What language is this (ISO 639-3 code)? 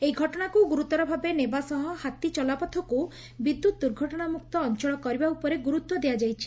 ori